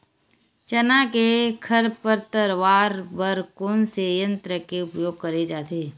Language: Chhattisgarhi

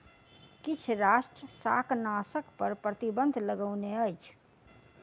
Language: Maithili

